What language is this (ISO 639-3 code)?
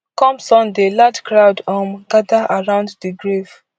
pcm